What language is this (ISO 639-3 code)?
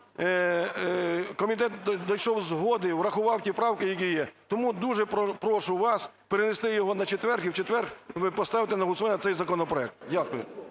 ukr